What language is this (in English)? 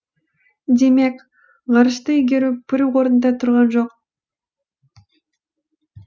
Kazakh